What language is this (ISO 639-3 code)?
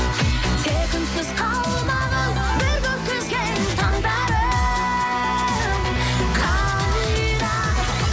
kaz